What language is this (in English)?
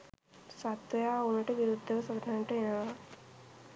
Sinhala